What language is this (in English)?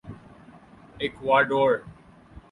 Urdu